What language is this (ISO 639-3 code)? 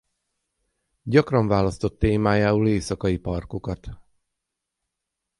hun